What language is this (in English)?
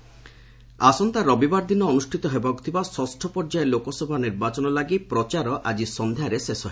Odia